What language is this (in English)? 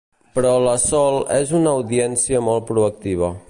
Catalan